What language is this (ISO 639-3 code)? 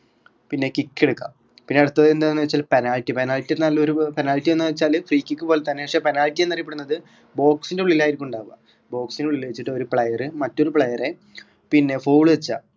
mal